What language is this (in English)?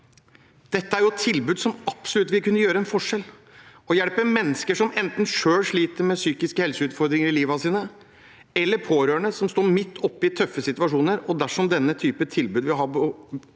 Norwegian